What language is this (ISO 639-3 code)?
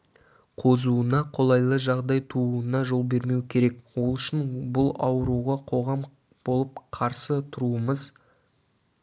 kaz